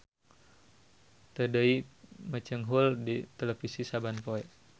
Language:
Sundanese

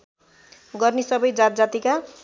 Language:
Nepali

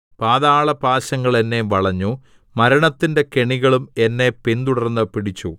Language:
Malayalam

